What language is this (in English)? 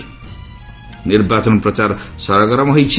Odia